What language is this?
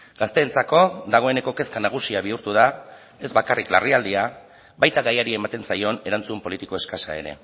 Basque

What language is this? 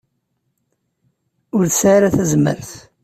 Kabyle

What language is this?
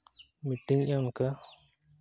Santali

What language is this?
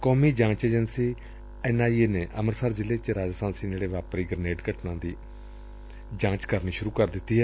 Punjabi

